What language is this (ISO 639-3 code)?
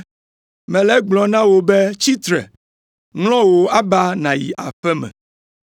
ewe